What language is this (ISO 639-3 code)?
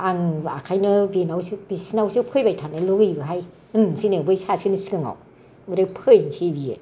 brx